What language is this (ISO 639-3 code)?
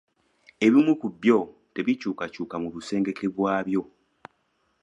lug